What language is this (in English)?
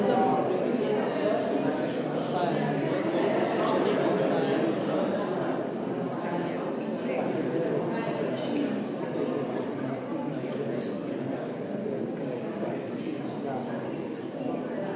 Slovenian